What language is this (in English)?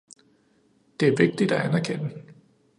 Danish